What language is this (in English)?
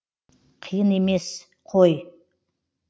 Kazakh